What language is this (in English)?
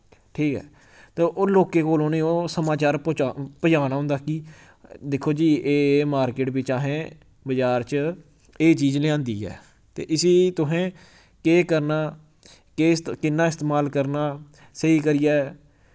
Dogri